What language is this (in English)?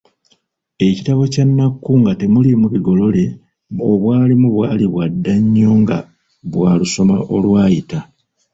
Ganda